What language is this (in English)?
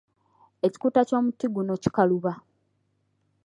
Ganda